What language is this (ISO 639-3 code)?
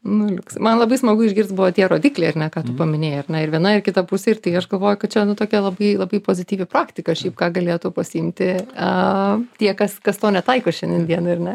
lit